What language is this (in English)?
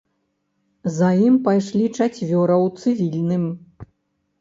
Belarusian